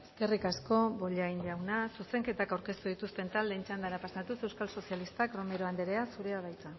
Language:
Basque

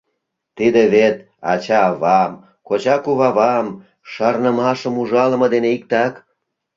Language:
Mari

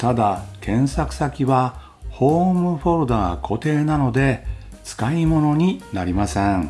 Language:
Japanese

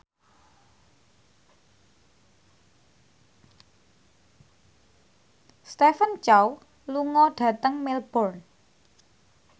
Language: Javanese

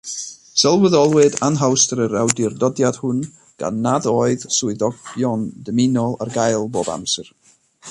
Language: Welsh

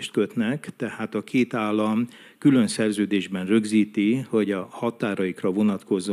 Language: Hungarian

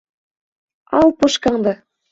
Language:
Bashkir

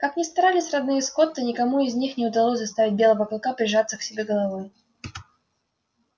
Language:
Russian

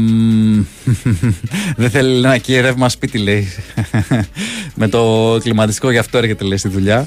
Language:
Greek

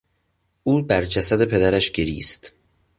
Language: Persian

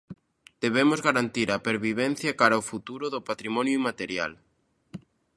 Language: Galician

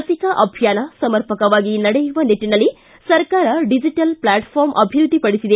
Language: Kannada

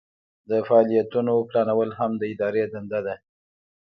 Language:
Pashto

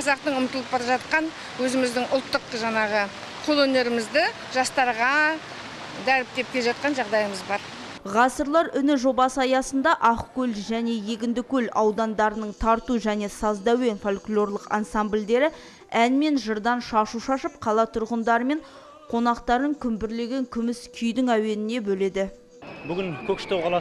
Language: Turkish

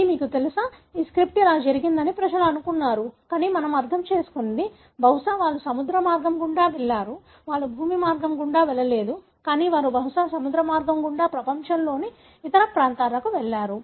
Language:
Telugu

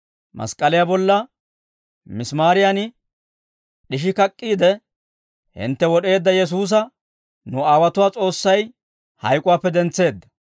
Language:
Dawro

